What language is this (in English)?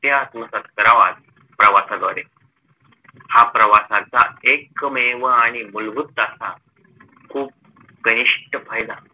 Marathi